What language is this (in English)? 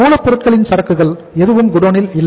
Tamil